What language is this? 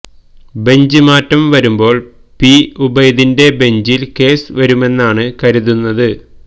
Malayalam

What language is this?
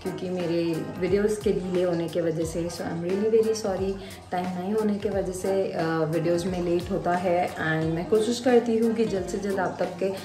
Hindi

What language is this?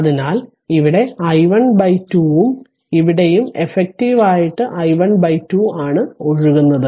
Malayalam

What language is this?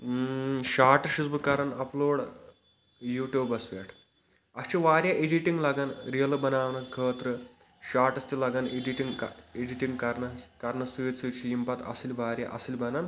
Kashmiri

